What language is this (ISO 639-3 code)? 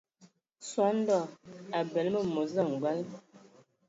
ewo